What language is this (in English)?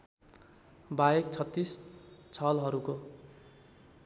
Nepali